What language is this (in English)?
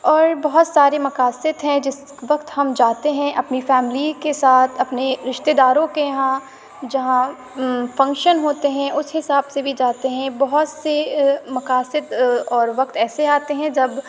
Urdu